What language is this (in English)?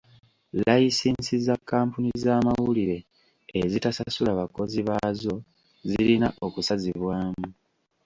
Ganda